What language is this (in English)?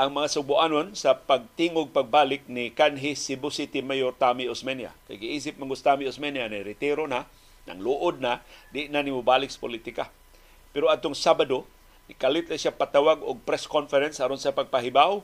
Filipino